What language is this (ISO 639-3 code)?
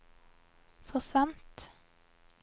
nor